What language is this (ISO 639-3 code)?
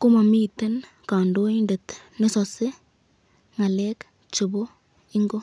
kln